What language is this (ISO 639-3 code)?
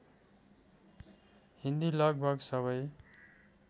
nep